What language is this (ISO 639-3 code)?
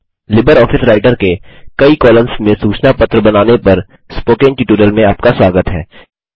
hin